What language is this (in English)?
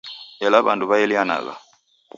Taita